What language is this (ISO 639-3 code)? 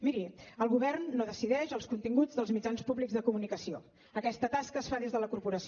cat